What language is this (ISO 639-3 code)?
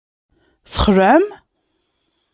kab